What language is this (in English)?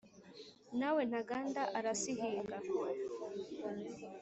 Kinyarwanda